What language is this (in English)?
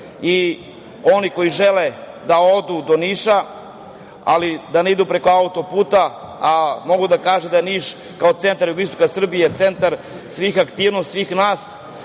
Serbian